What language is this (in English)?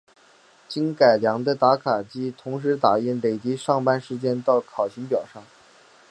Chinese